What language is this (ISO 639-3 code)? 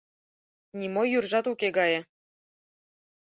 chm